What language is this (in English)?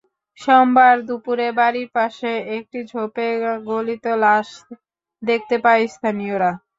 Bangla